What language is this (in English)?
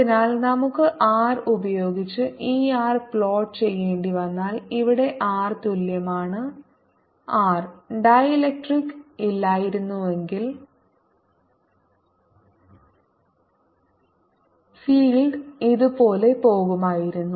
Malayalam